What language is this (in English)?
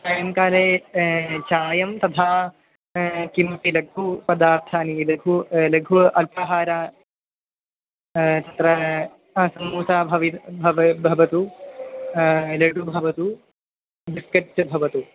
Sanskrit